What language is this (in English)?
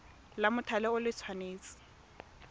Tswana